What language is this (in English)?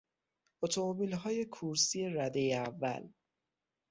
Persian